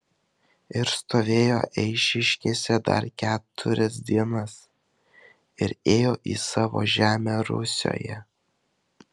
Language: Lithuanian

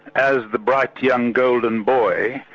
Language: English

